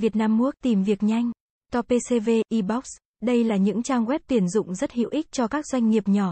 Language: Vietnamese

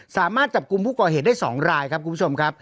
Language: Thai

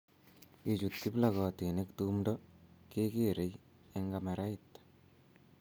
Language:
Kalenjin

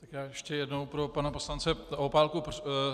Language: Czech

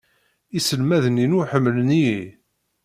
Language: Kabyle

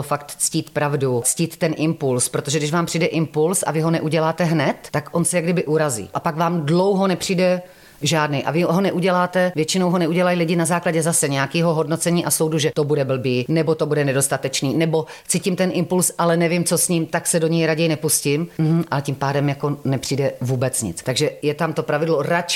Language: Czech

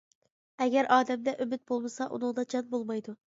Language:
Uyghur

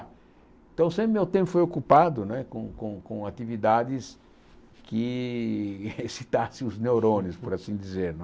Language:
Portuguese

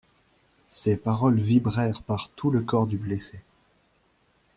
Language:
French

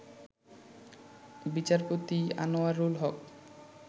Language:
Bangla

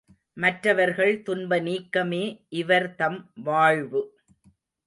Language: Tamil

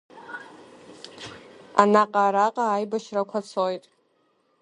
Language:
Abkhazian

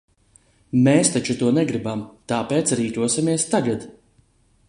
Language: Latvian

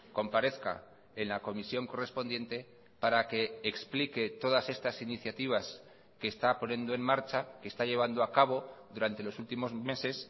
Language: Spanish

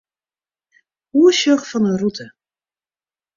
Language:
Western Frisian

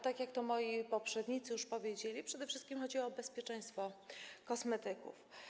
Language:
Polish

